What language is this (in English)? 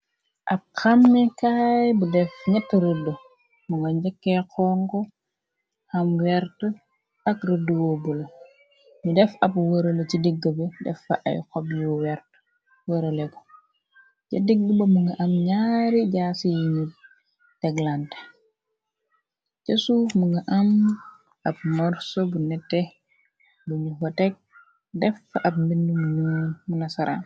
Wolof